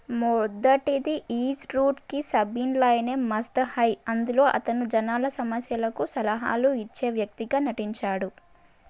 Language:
Telugu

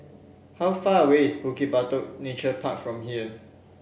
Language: English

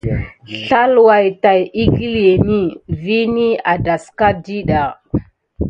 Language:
Gidar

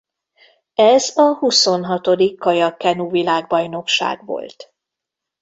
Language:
Hungarian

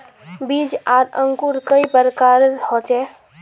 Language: Magahi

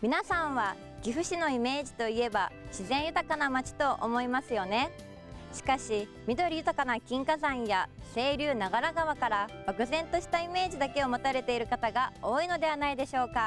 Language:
Japanese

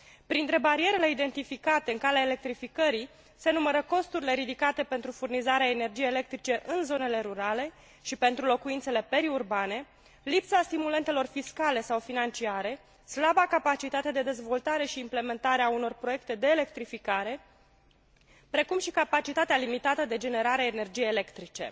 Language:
Romanian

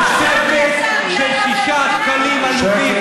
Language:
Hebrew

